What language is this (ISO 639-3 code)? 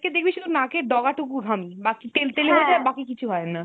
ben